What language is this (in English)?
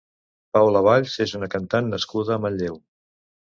Catalan